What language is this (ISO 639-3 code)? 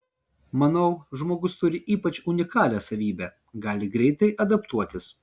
lit